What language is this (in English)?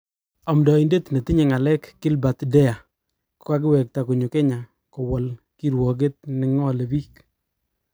Kalenjin